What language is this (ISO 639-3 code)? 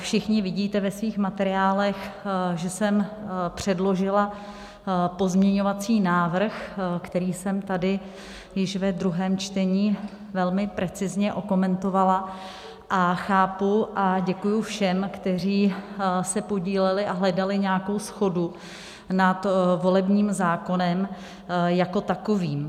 ces